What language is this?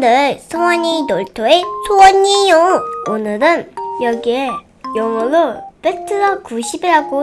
Korean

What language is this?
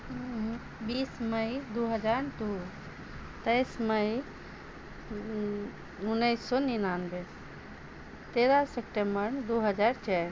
Maithili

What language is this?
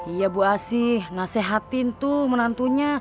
Indonesian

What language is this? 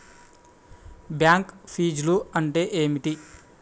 Telugu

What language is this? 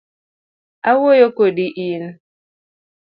Luo (Kenya and Tanzania)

